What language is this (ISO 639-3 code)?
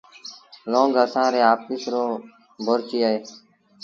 sbn